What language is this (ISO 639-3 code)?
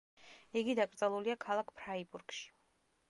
kat